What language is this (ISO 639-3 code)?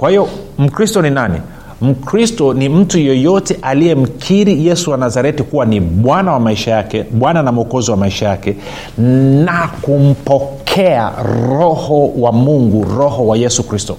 swa